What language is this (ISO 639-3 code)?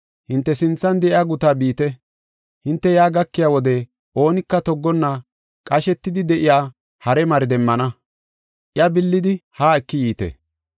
gof